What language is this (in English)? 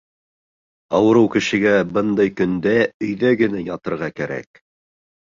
Bashkir